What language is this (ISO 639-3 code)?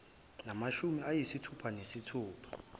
zul